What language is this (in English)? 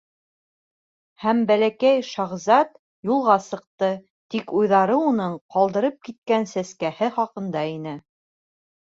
Bashkir